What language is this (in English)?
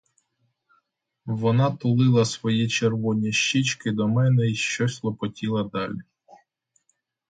Ukrainian